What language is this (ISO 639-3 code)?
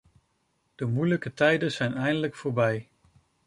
nld